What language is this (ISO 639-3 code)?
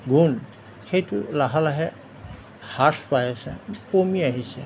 asm